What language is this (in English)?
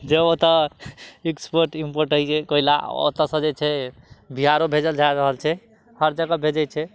Maithili